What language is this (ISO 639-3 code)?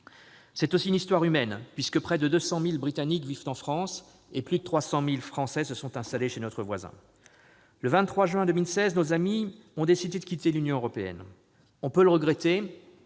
fra